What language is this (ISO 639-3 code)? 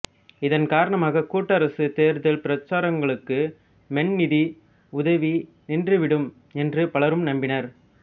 tam